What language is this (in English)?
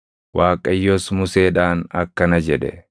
Oromo